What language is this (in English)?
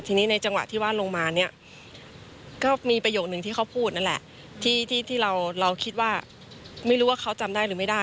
Thai